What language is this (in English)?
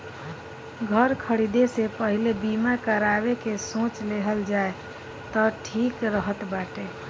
Bhojpuri